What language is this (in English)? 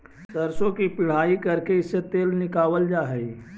Magahi